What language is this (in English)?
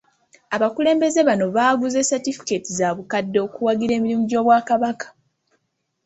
Ganda